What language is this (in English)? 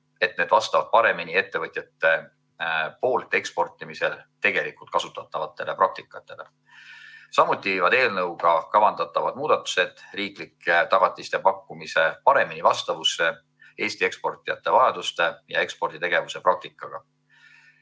Estonian